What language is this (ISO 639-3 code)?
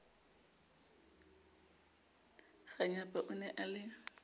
sot